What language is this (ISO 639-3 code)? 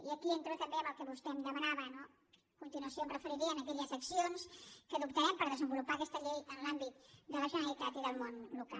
cat